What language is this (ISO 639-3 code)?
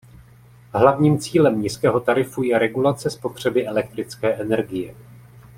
ces